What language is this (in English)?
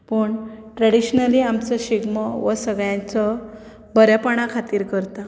Konkani